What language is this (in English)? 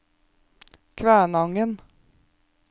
Norwegian